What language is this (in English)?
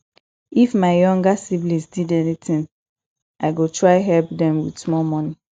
Nigerian Pidgin